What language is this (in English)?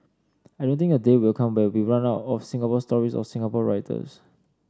English